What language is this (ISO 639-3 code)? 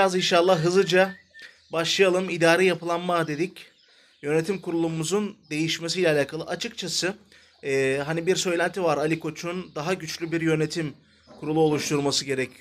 tur